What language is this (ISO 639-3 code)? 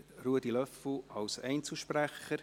gsw